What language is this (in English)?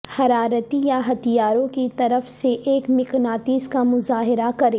Urdu